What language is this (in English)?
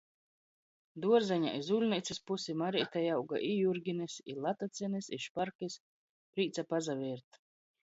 Latgalian